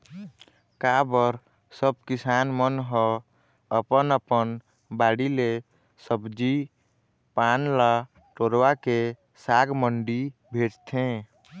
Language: Chhattisgarhi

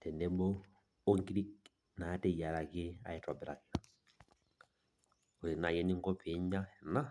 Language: Masai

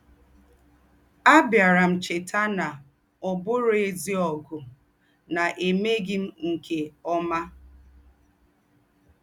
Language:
Igbo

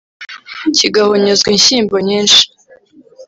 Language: Kinyarwanda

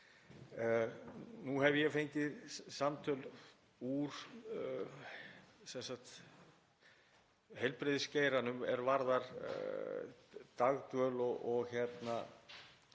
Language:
Icelandic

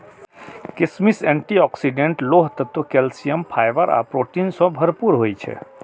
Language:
Maithili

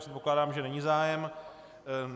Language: Czech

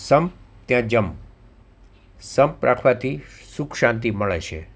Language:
Gujarati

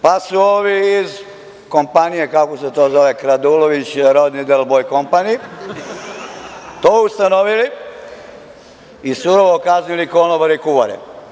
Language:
Serbian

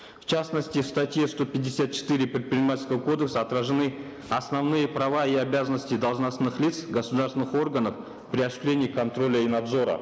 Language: Kazakh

